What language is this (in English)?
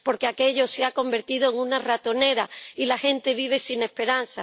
Spanish